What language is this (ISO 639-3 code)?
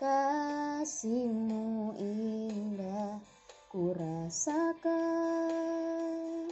ind